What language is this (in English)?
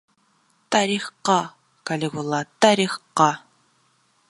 Bashkir